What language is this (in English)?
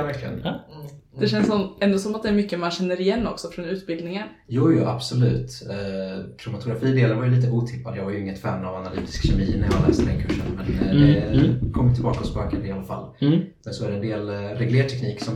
Swedish